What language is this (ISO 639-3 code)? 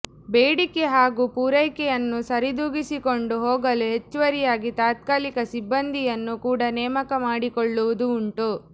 kan